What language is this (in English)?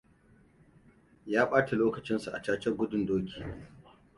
Hausa